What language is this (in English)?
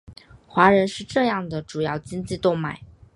Chinese